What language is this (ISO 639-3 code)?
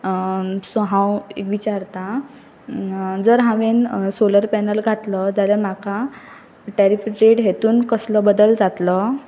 kok